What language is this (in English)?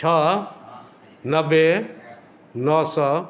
Maithili